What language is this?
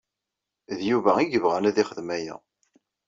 Kabyle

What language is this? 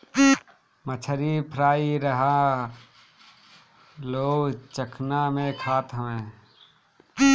Bhojpuri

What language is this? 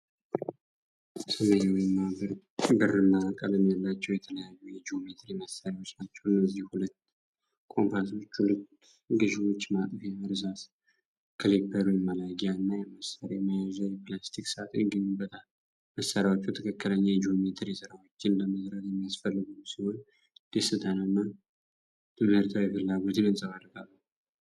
Amharic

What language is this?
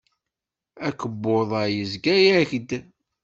Kabyle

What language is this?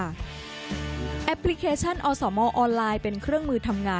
Thai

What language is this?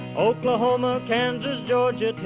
English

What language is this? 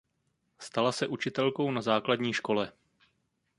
Czech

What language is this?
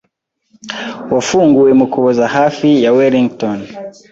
Kinyarwanda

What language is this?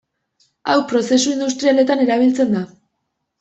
Basque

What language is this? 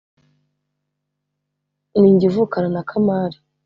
Kinyarwanda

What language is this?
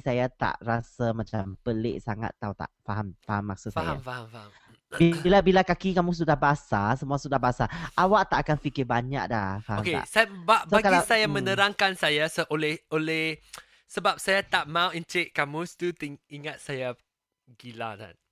Malay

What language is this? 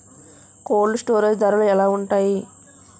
Telugu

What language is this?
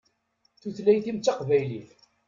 Kabyle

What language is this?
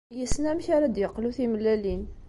Kabyle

